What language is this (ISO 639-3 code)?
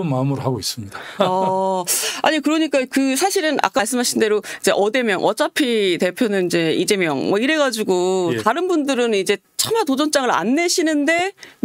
kor